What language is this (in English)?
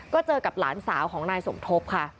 Thai